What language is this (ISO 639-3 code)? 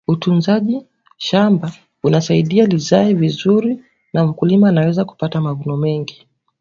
swa